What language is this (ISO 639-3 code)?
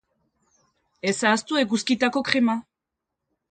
eus